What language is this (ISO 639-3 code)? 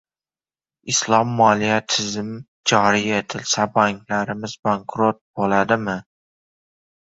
uzb